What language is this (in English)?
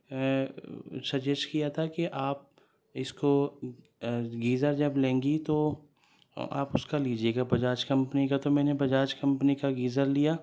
Urdu